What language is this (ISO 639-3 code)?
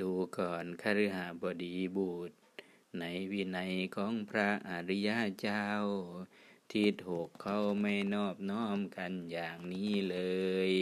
tha